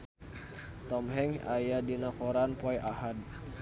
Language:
Sundanese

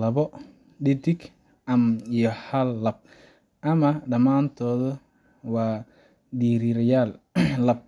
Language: Somali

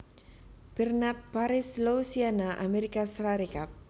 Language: Javanese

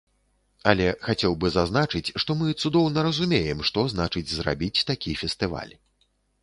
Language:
Belarusian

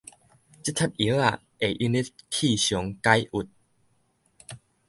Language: Min Nan Chinese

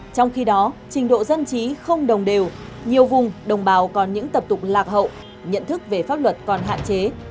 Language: Vietnamese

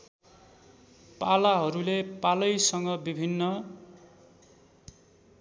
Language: Nepali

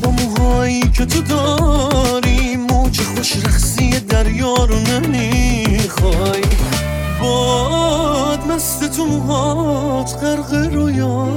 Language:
Persian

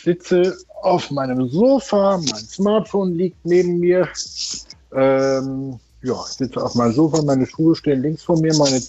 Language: German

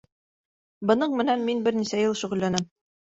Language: Bashkir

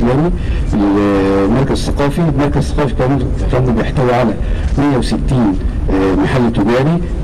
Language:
Arabic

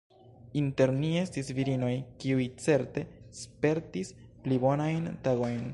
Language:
Esperanto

